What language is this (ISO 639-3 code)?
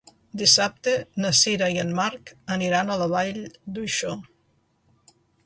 cat